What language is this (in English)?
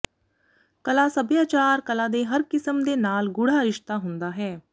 Punjabi